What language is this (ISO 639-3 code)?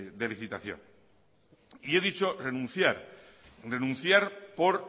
spa